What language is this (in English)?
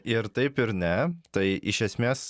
Lithuanian